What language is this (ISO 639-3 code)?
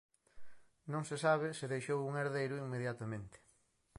glg